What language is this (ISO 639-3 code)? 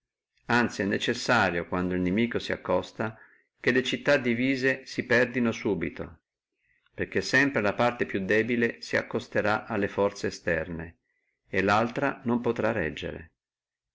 ita